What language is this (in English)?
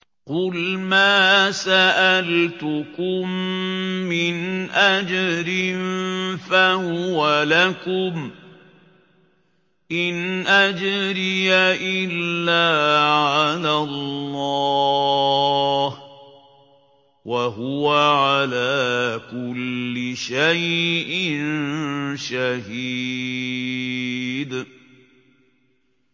Arabic